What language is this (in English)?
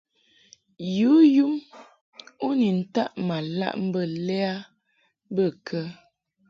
Mungaka